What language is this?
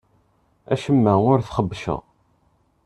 Kabyle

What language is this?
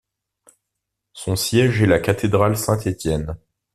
French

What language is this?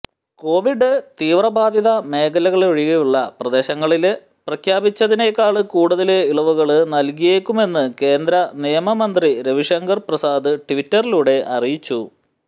Malayalam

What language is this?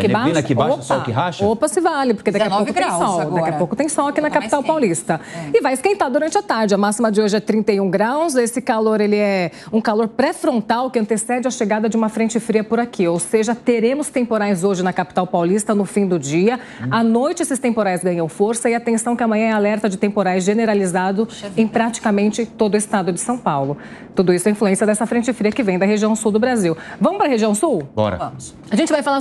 Portuguese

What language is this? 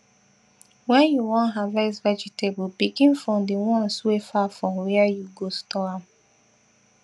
Nigerian Pidgin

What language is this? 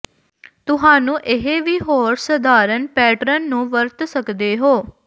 Punjabi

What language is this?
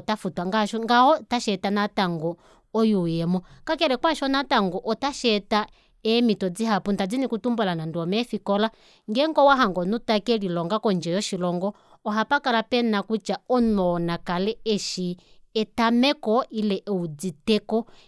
Kuanyama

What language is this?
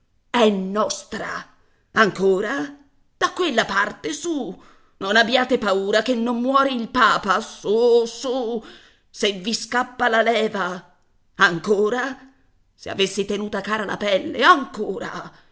Italian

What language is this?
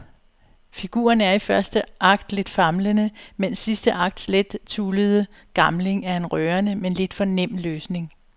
Danish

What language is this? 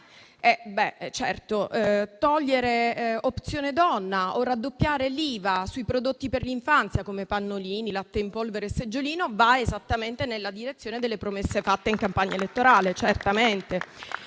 Italian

